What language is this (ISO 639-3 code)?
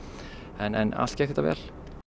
isl